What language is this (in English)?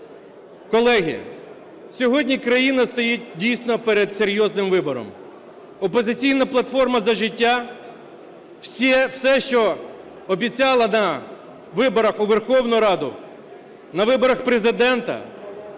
Ukrainian